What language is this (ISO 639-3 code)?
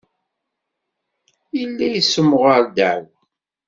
kab